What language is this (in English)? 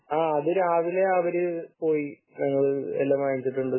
Malayalam